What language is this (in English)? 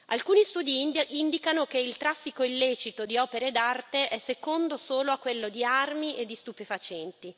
Italian